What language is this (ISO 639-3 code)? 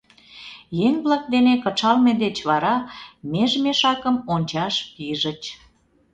chm